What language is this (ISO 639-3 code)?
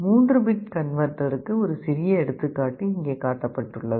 tam